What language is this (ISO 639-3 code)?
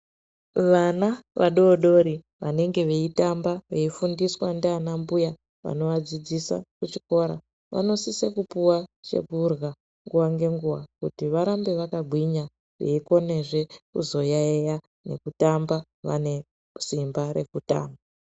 ndc